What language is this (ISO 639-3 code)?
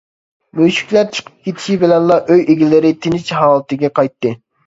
uig